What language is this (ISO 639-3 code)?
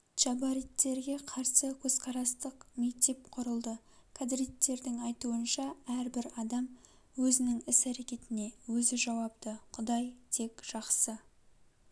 kaz